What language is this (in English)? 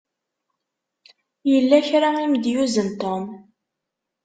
Kabyle